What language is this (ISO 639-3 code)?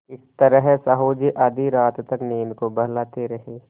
hin